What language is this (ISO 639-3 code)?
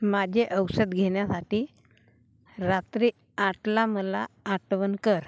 mar